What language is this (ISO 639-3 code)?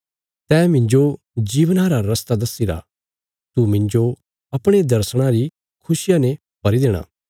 kfs